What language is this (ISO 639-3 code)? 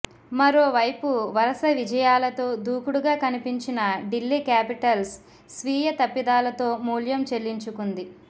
tel